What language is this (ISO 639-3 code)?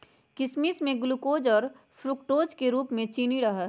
mag